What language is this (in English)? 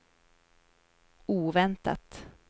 Swedish